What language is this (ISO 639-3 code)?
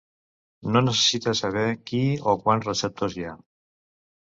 cat